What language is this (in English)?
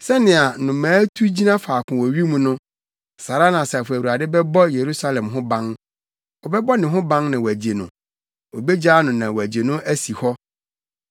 Akan